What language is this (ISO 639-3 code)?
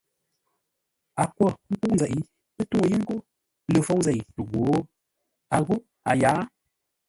nla